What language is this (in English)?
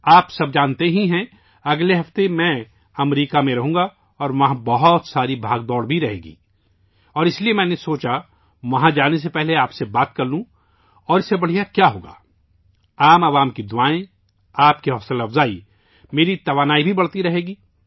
Urdu